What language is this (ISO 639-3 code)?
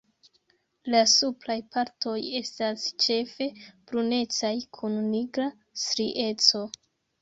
epo